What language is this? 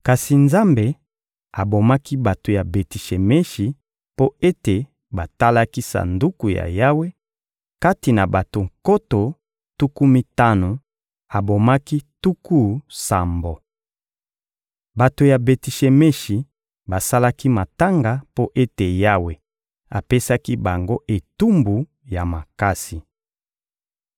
Lingala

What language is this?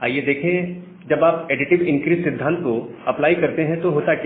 Hindi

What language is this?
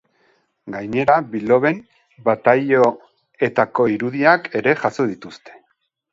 Basque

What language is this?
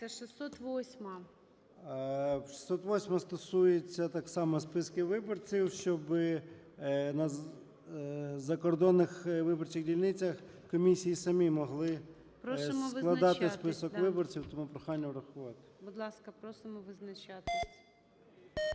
Ukrainian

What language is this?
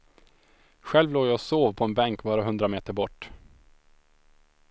Swedish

